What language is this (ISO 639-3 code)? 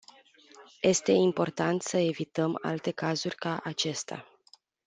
ron